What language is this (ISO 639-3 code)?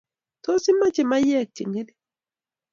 kln